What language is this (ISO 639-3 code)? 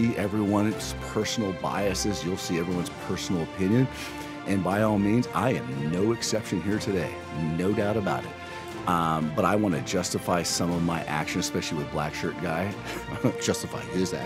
eng